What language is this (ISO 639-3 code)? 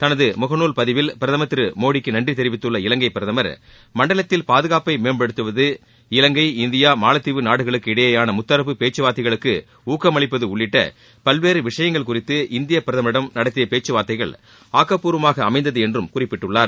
tam